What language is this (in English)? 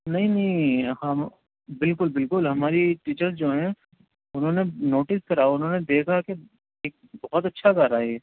Urdu